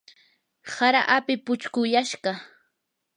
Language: Yanahuanca Pasco Quechua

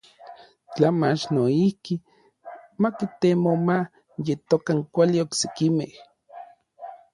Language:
Orizaba Nahuatl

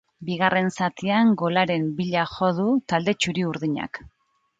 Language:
Basque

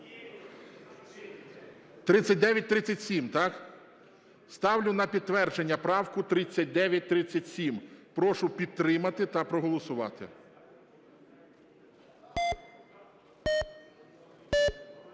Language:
Ukrainian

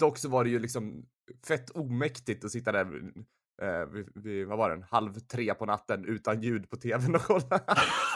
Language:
Swedish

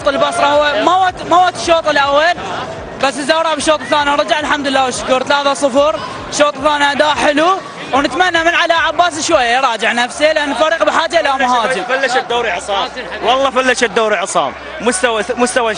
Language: Arabic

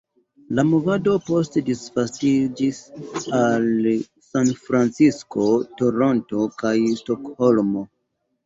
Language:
Esperanto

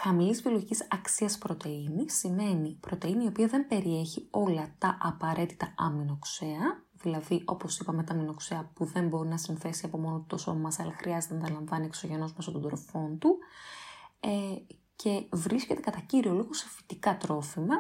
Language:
Greek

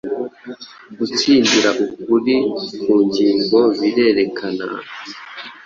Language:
Kinyarwanda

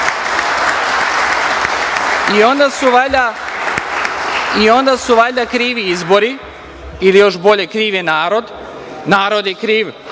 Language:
Serbian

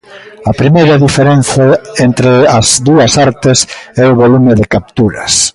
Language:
Galician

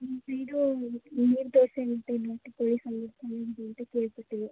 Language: Kannada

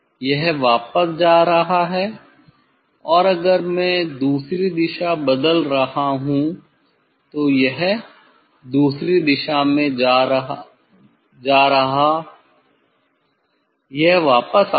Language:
Hindi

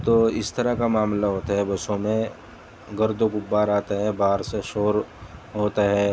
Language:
Urdu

